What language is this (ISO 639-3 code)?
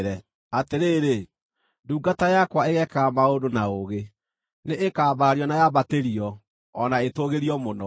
kik